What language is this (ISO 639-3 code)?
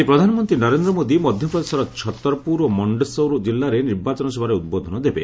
ori